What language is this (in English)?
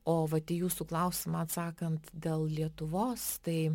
Lithuanian